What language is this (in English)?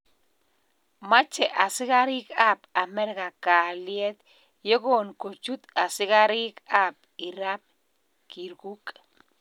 Kalenjin